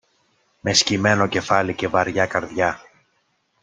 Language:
Greek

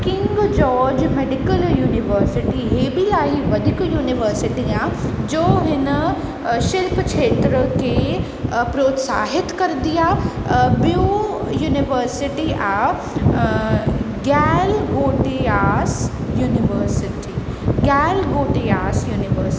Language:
Sindhi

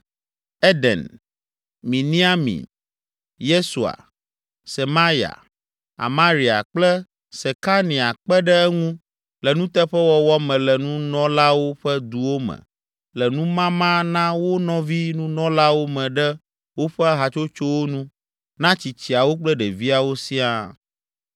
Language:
Ewe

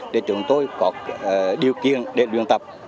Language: Vietnamese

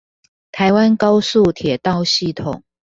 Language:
Chinese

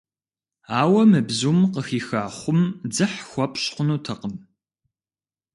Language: Kabardian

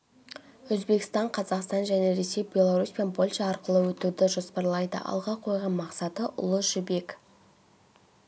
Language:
Kazakh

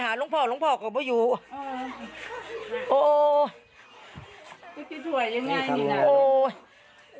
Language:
Thai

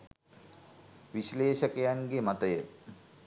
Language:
Sinhala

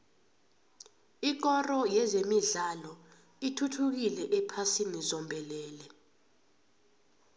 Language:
South Ndebele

